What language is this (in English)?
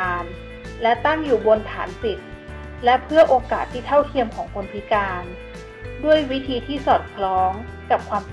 Thai